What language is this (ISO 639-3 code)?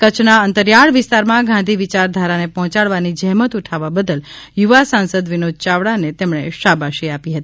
guj